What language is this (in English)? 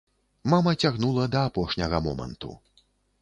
Belarusian